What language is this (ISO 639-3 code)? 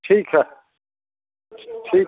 hin